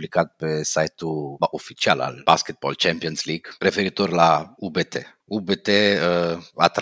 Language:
Romanian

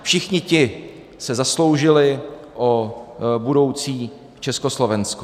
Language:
Czech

